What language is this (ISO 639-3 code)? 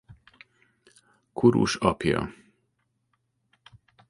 hun